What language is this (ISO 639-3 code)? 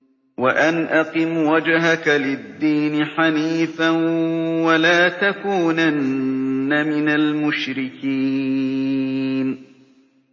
ara